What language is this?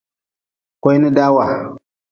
Nawdm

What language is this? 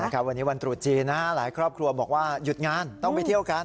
Thai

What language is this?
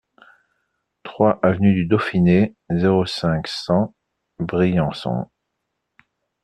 French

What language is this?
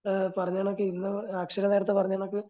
Malayalam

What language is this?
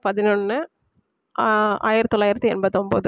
Tamil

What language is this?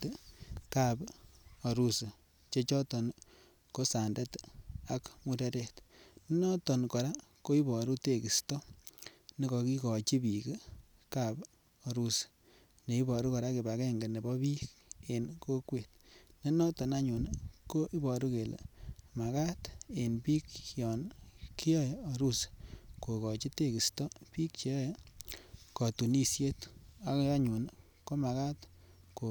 Kalenjin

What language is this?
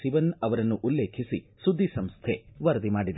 Kannada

